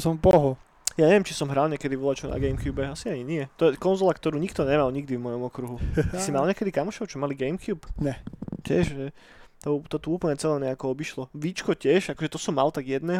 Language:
Slovak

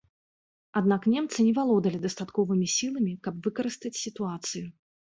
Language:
Belarusian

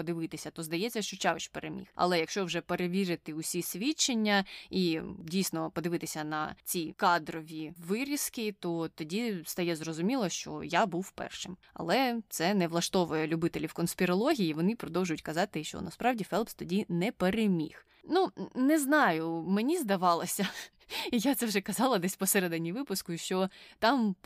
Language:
Ukrainian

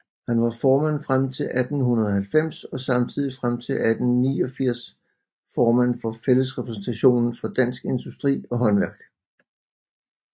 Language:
Danish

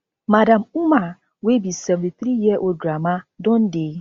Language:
Nigerian Pidgin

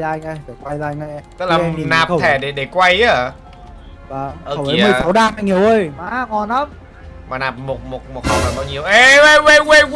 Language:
Vietnamese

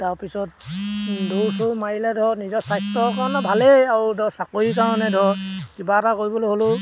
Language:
Assamese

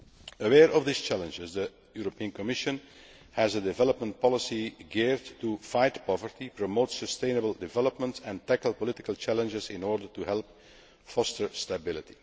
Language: English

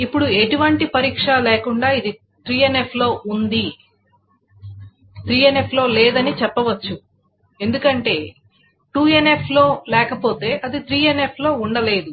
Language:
Telugu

